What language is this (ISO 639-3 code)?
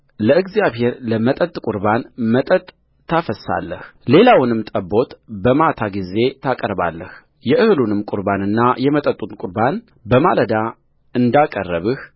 amh